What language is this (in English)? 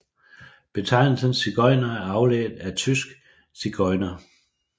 Danish